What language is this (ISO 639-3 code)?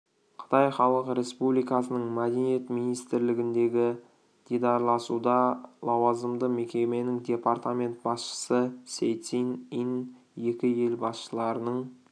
kaz